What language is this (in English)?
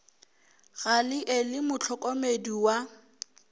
Northern Sotho